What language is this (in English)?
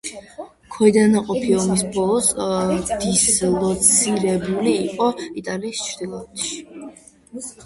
Georgian